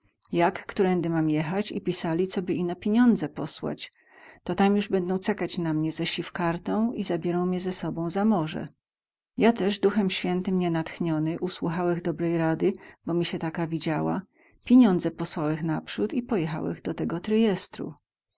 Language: Polish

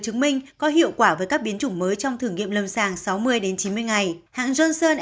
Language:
Vietnamese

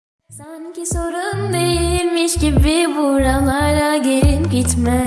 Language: Turkish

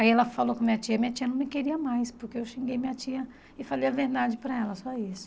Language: Portuguese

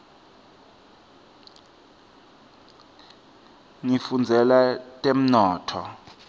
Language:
Swati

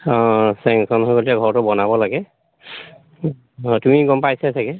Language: Assamese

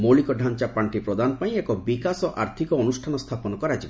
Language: Odia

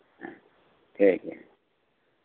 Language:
Santali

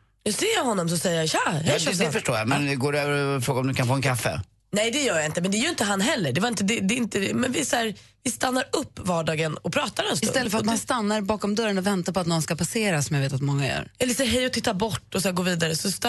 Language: Swedish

